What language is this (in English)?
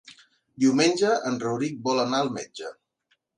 Catalan